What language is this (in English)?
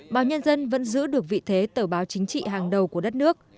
Vietnamese